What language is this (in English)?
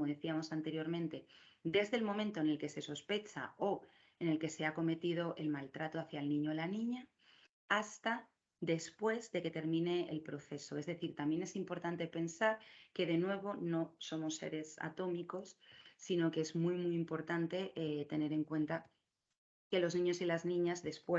Spanish